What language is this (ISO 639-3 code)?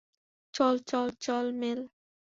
ben